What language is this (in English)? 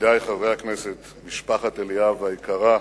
Hebrew